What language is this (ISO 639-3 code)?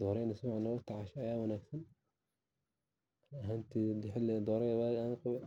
som